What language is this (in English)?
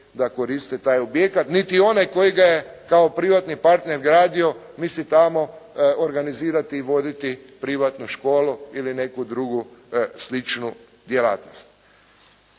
Croatian